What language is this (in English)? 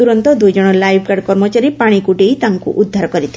Odia